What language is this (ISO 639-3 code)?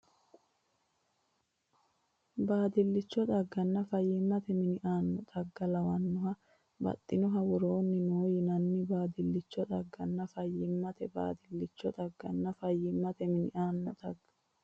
sid